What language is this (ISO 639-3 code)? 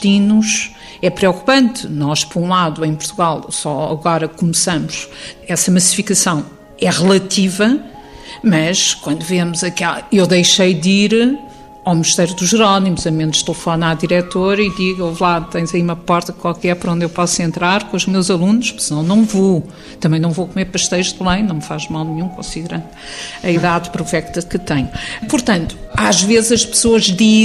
por